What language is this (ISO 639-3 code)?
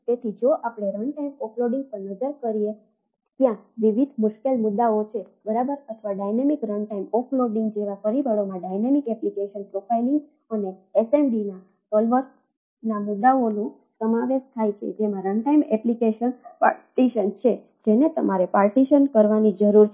guj